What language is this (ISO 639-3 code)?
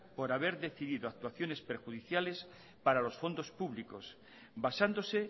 spa